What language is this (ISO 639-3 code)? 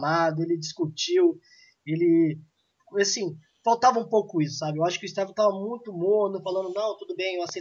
por